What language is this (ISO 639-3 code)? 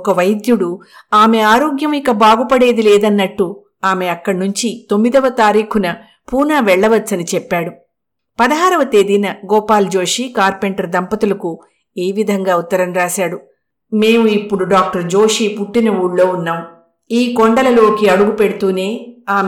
tel